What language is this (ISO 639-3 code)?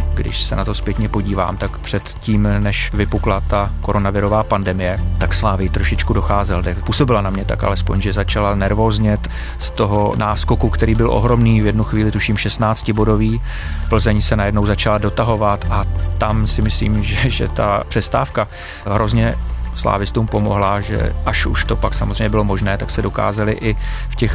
ces